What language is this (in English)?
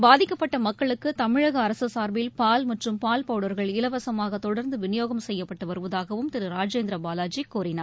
Tamil